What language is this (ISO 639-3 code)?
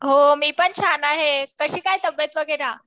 mar